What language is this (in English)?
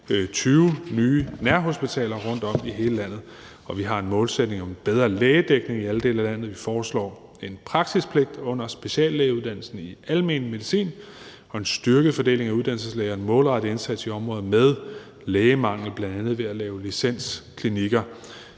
Danish